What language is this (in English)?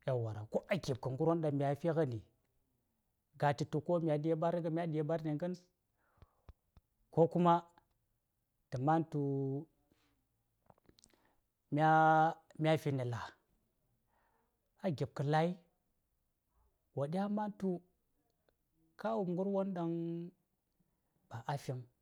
Saya